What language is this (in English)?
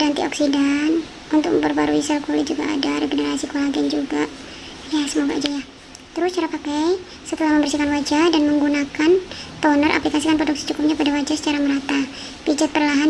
Indonesian